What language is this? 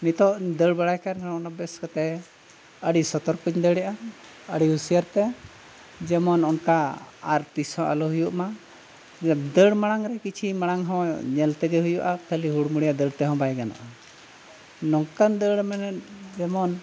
Santali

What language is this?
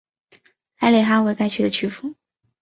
Chinese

